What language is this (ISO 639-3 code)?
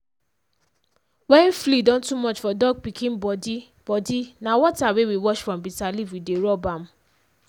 pcm